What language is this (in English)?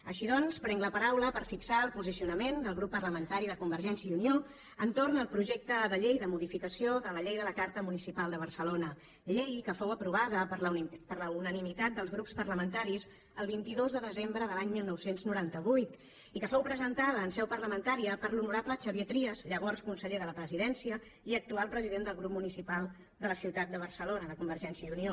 Catalan